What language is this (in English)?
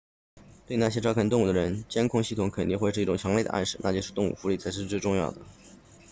Chinese